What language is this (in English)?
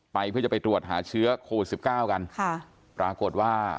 Thai